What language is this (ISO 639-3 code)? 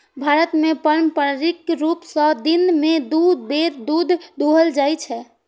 mai